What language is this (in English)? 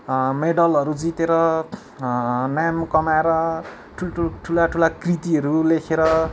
Nepali